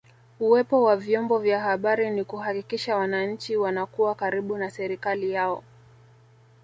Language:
Swahili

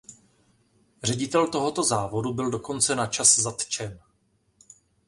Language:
Czech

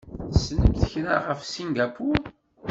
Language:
Kabyle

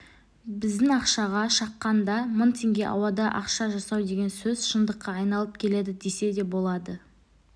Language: Kazakh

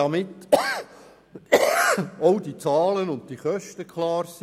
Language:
Swiss German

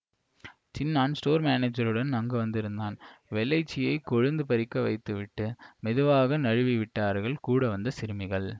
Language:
Tamil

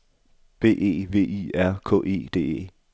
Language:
Danish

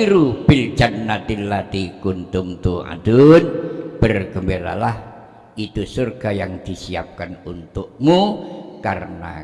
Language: Indonesian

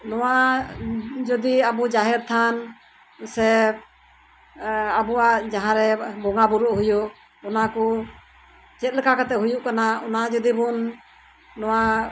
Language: Santali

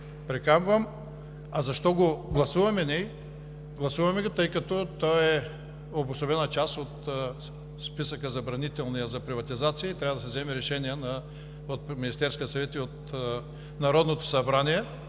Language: Bulgarian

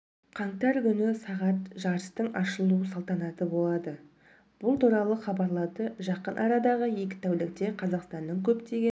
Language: Kazakh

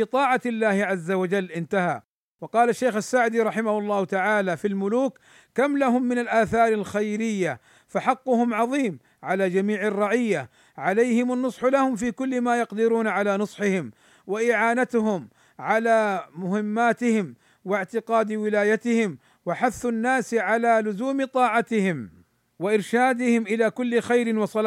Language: Arabic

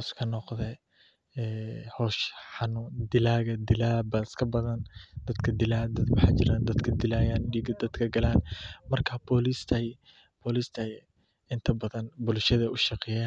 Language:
Somali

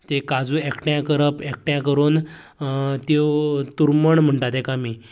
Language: Konkani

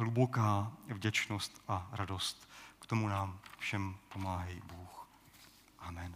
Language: Czech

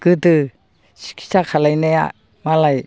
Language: Bodo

